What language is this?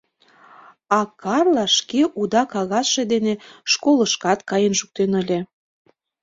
Mari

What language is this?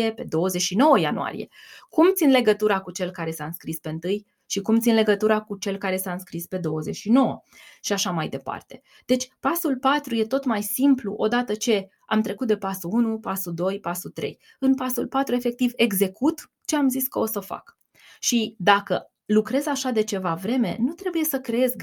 Romanian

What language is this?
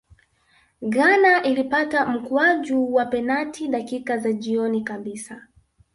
Swahili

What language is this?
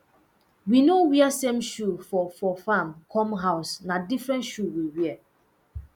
Nigerian Pidgin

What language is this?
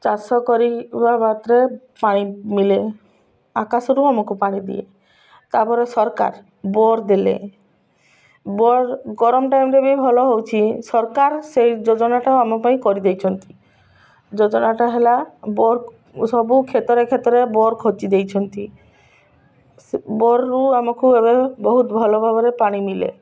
Odia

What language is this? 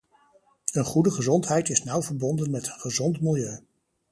Dutch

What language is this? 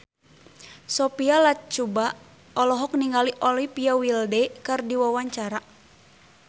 Sundanese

